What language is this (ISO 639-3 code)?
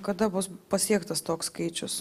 lit